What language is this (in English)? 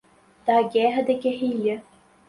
Portuguese